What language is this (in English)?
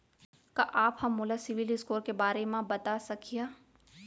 Chhattisgarhi